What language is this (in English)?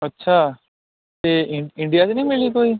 Punjabi